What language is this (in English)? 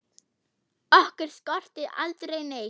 Icelandic